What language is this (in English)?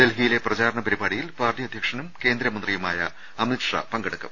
Malayalam